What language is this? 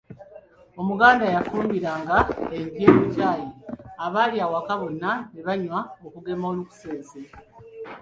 Ganda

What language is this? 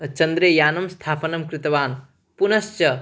Sanskrit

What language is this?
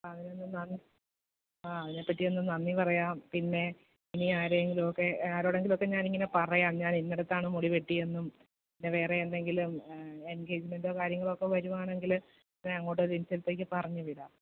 Malayalam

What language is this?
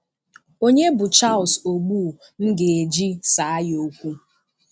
Igbo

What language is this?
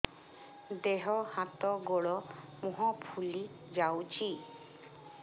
Odia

